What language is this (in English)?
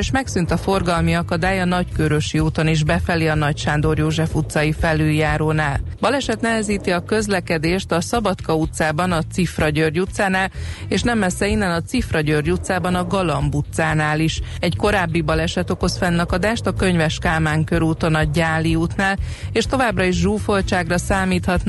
Hungarian